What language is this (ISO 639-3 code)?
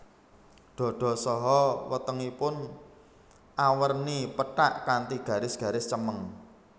jav